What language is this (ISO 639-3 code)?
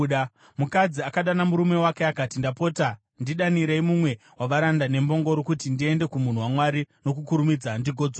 sna